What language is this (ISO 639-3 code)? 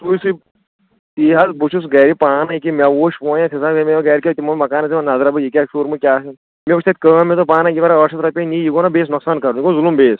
kas